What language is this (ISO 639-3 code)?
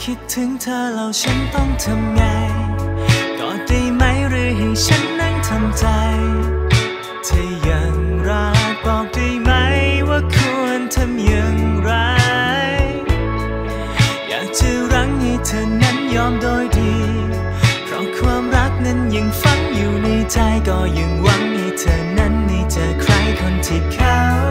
tha